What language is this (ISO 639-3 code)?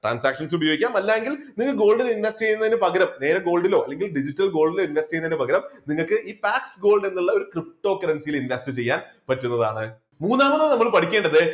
mal